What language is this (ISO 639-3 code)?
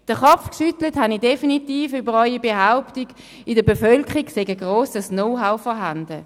gsw